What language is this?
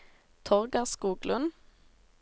Norwegian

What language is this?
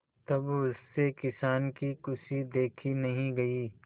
Hindi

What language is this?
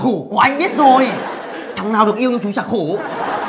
Vietnamese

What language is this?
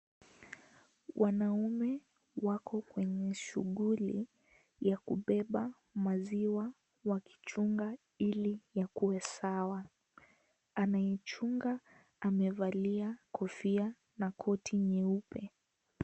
Swahili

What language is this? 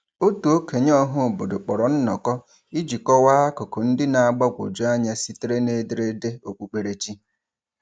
Igbo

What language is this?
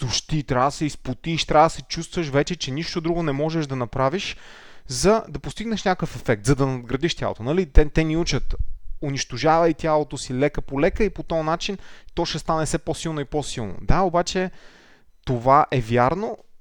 Bulgarian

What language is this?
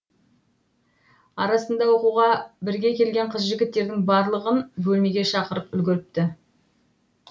Kazakh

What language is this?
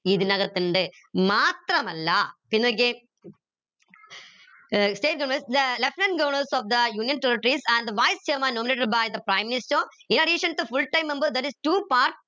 Malayalam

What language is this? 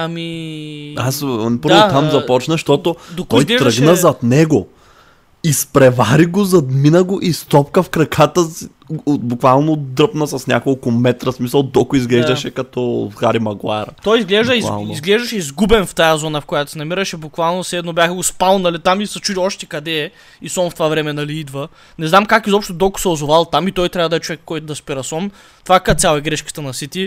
Bulgarian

